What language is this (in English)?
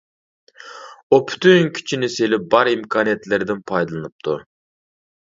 Uyghur